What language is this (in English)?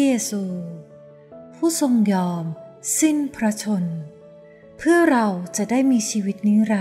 Thai